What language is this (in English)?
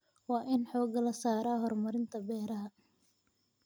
Somali